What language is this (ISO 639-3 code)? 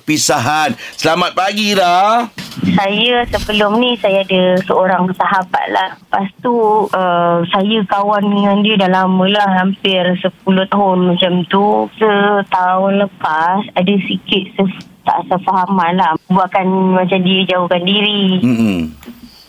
msa